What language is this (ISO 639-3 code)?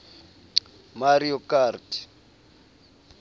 sot